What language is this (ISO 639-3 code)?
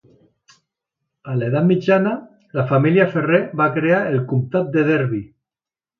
cat